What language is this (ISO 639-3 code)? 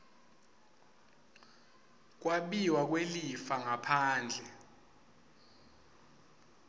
ssw